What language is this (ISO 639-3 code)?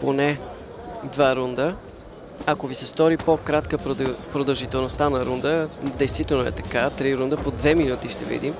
bul